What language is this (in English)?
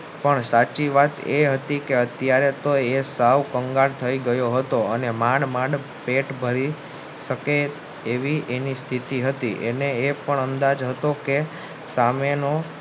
Gujarati